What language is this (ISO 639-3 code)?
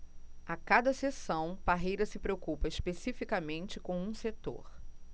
por